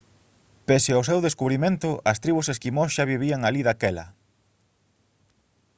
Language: Galician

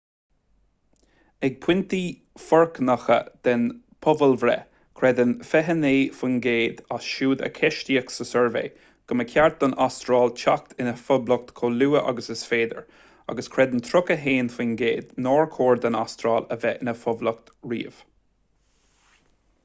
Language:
Irish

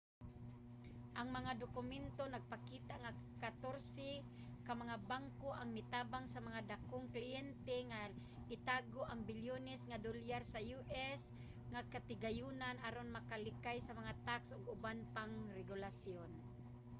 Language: Cebuano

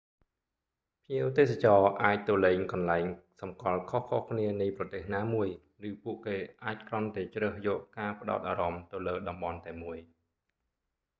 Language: Khmer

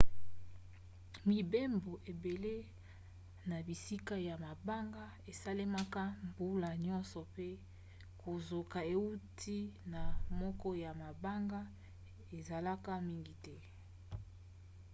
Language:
Lingala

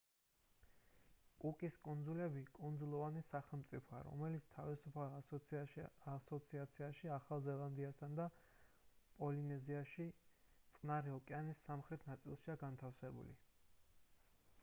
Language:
Georgian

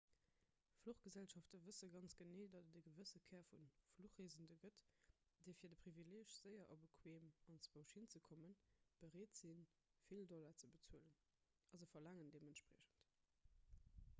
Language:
Luxembourgish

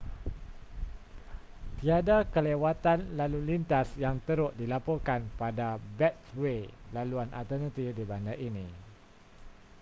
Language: Malay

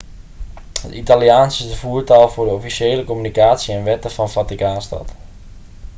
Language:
Dutch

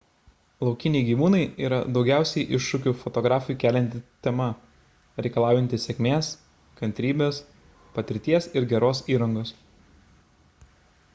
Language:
Lithuanian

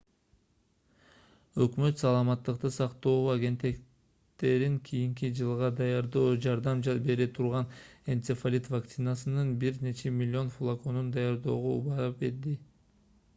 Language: Kyrgyz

